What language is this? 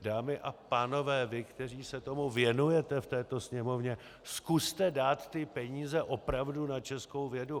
Czech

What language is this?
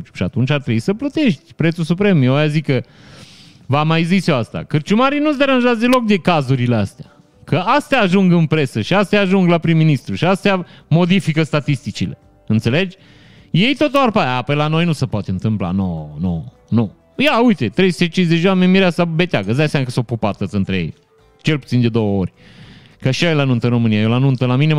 Romanian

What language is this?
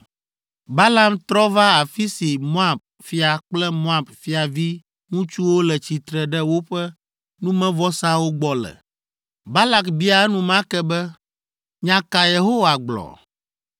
Ewe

